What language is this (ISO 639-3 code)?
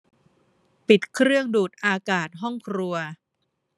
tha